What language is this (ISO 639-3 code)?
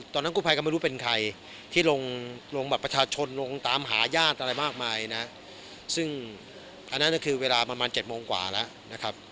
tha